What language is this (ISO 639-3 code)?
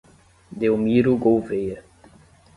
por